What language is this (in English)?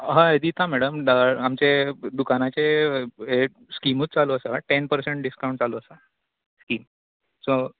Konkani